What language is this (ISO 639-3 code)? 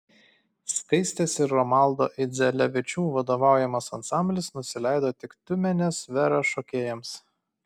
lit